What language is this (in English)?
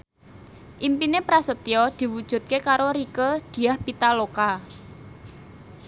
Javanese